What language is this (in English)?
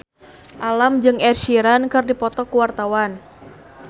Sundanese